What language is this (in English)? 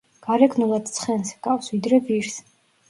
Georgian